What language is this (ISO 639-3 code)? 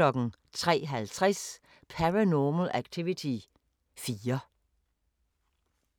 dan